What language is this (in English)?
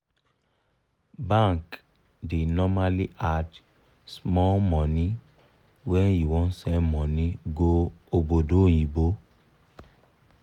Nigerian Pidgin